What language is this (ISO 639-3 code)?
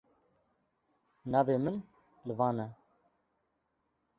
kur